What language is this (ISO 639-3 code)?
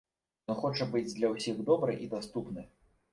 bel